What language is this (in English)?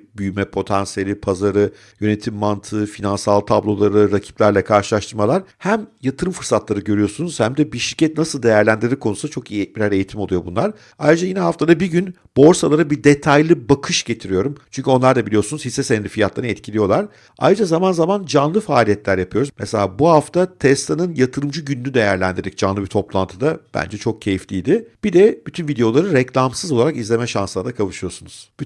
Turkish